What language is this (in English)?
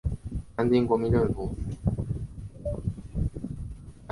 Chinese